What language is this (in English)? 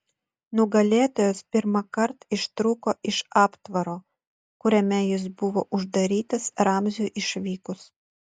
Lithuanian